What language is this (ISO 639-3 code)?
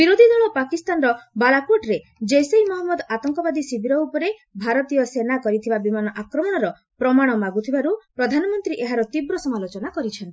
ori